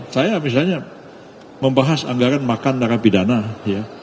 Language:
Indonesian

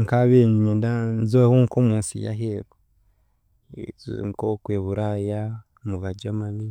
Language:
Chiga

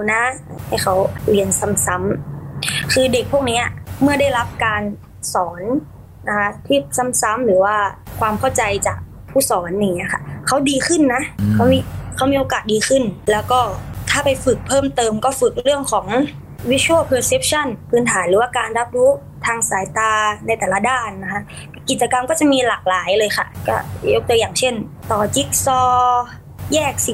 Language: Thai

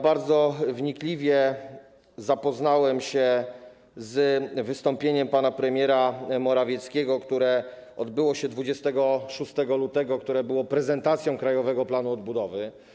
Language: Polish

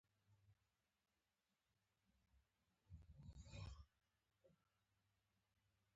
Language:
Pashto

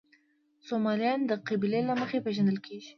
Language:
Pashto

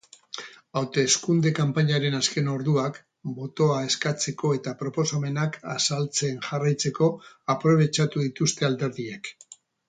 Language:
Basque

